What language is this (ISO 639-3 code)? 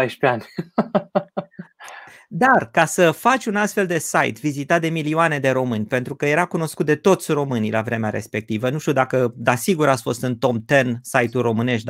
ron